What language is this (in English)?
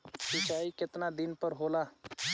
Bhojpuri